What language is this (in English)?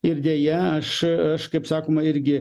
Lithuanian